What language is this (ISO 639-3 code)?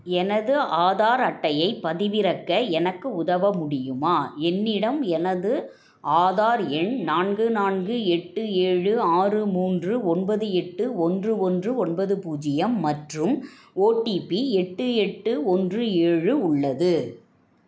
tam